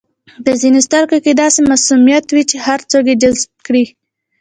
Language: Pashto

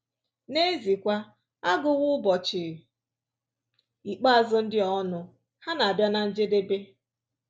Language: Igbo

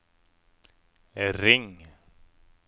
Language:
Norwegian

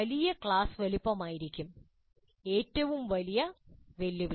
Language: Malayalam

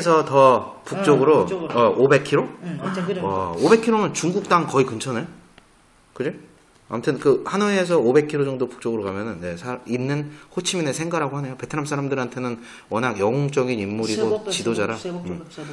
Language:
Korean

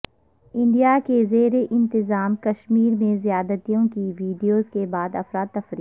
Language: Urdu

